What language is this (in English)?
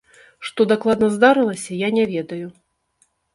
Belarusian